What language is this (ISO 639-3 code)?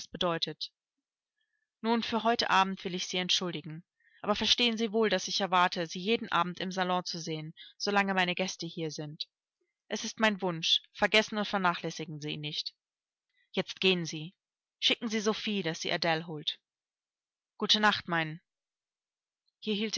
deu